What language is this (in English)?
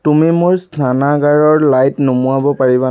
Assamese